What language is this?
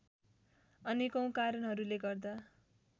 Nepali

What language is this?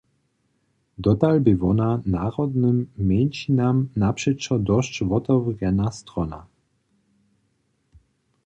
Upper Sorbian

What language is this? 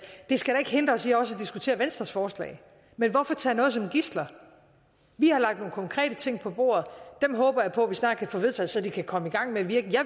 Danish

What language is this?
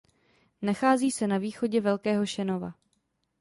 Czech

